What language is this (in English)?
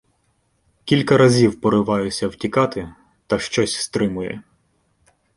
Ukrainian